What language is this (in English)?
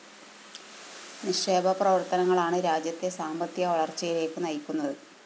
Malayalam